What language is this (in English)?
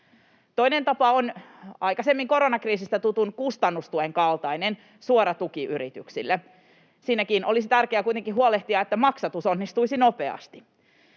Finnish